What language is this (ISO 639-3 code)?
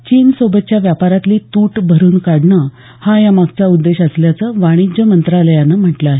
mar